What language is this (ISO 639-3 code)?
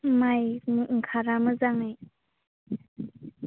brx